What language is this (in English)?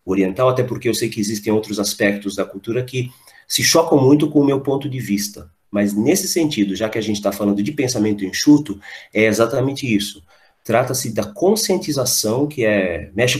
Portuguese